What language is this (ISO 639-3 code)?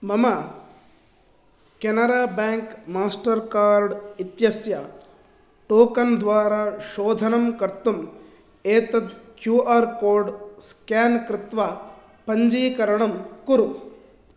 san